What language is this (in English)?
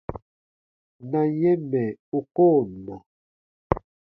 Baatonum